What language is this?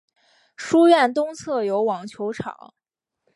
Chinese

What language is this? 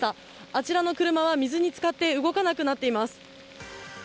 Japanese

